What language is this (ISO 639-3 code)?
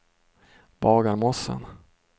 swe